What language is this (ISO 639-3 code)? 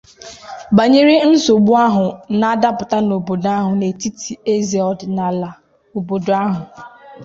ibo